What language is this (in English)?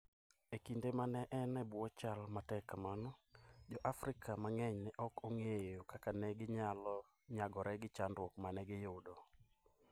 Luo (Kenya and Tanzania)